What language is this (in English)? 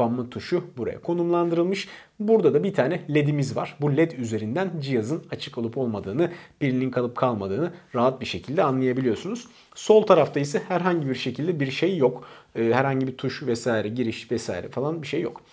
Turkish